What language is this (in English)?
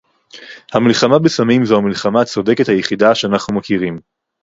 Hebrew